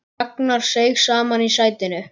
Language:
Icelandic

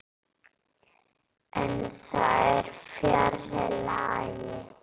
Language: Icelandic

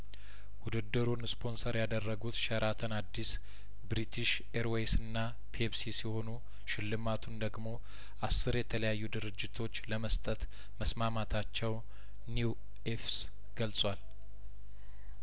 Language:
Amharic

